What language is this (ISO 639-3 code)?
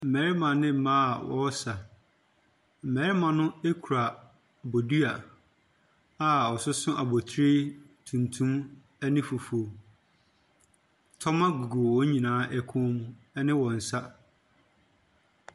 aka